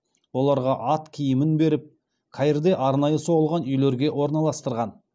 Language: Kazakh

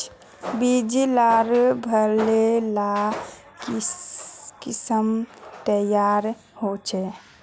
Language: Magahi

